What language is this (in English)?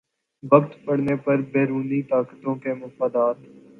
Urdu